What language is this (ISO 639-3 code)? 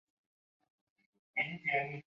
zho